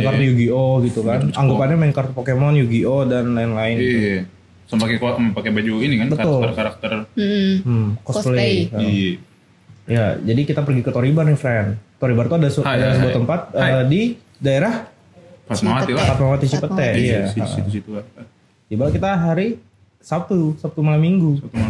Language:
Indonesian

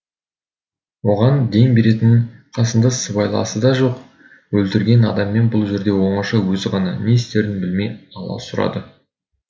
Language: Kazakh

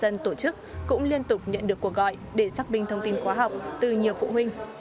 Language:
Vietnamese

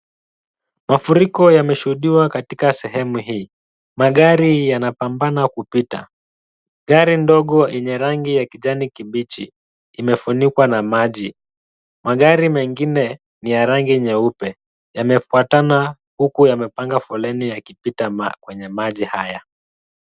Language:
Swahili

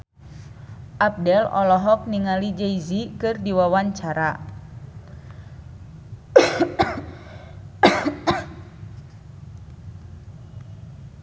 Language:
Sundanese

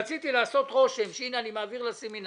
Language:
Hebrew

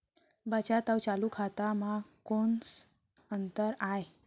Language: Chhattisgarhi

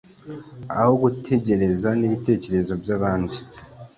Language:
Kinyarwanda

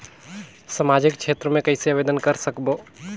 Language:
Chhattisgarhi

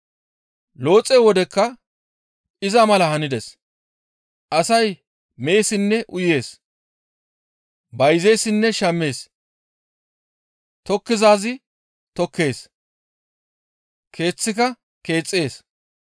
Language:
Gamo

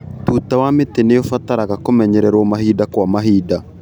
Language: Kikuyu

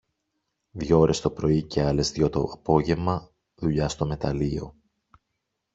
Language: Greek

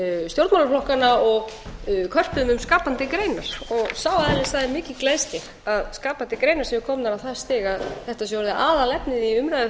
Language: Icelandic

